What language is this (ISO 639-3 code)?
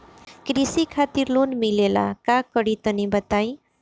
bho